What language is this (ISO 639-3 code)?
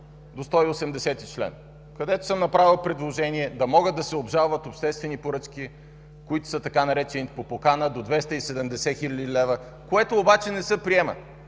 bul